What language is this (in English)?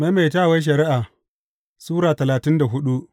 Hausa